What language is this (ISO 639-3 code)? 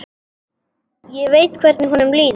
isl